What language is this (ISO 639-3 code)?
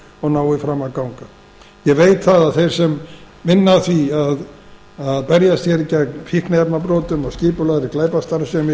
isl